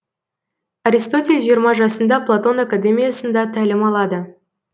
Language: Kazakh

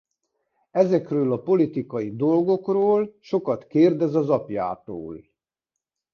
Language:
Hungarian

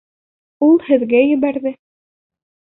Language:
Bashkir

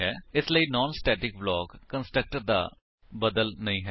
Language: Punjabi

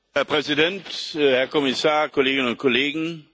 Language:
German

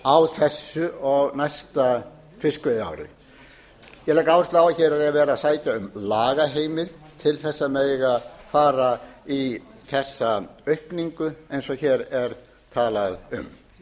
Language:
Icelandic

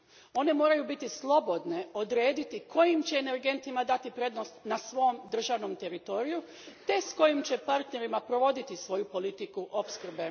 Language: Croatian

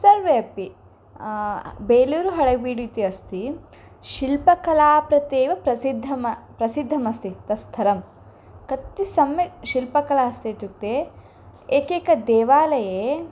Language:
Sanskrit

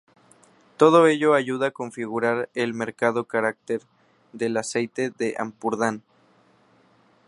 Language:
Spanish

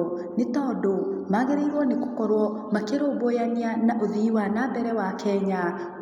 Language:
Kikuyu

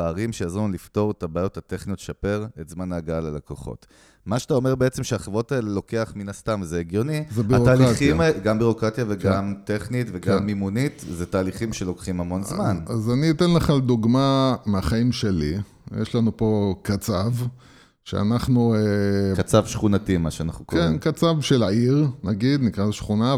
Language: Hebrew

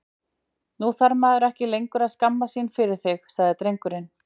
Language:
Icelandic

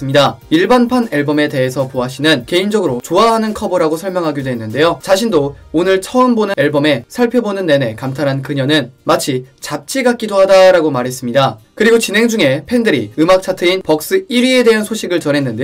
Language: Korean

